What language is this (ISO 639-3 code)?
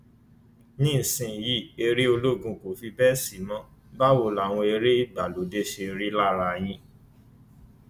yor